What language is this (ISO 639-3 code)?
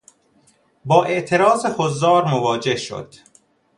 fas